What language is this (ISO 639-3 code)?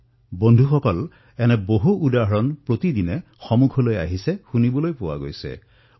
asm